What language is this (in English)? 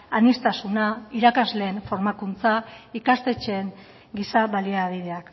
Basque